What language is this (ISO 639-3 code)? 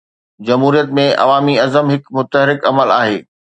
snd